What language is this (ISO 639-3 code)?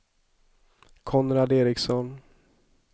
swe